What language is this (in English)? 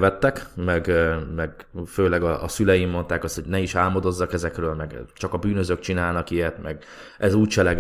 Hungarian